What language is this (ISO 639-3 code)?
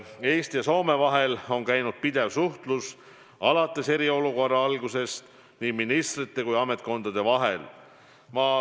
est